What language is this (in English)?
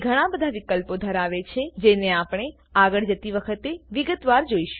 Gujarati